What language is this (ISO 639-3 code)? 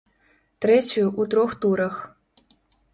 bel